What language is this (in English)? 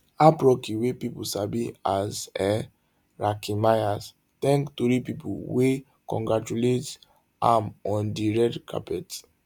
Nigerian Pidgin